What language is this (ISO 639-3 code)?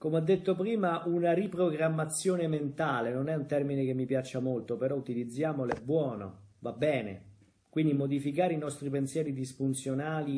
ita